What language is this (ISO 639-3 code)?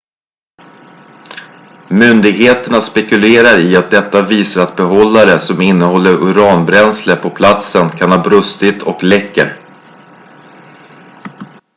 swe